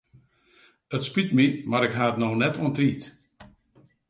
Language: Western Frisian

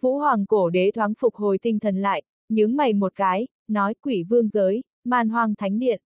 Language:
Vietnamese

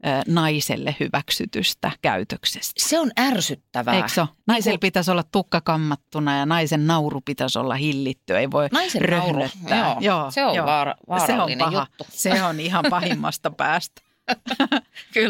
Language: Finnish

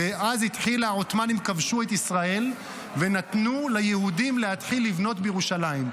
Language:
Hebrew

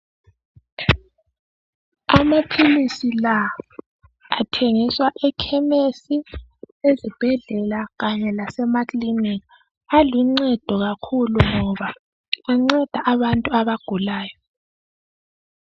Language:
North Ndebele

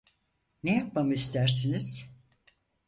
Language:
Turkish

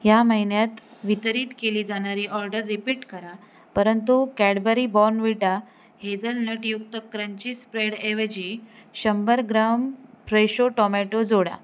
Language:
Marathi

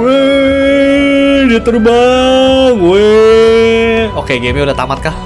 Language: Indonesian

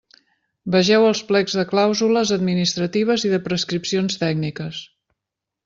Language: Catalan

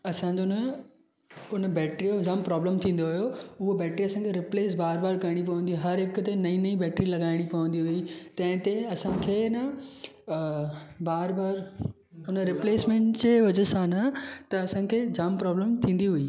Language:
Sindhi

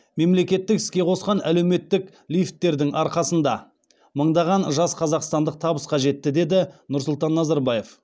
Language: Kazakh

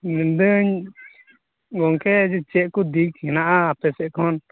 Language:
Santali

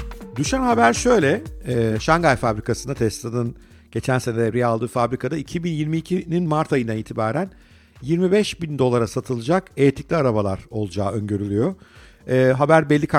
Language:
Turkish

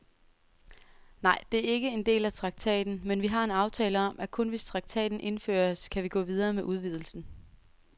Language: Danish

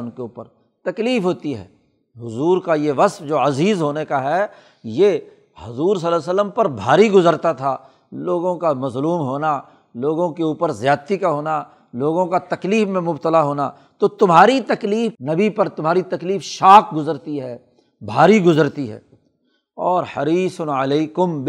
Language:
Urdu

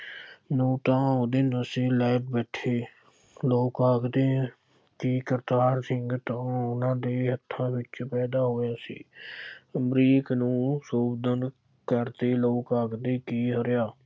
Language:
Punjabi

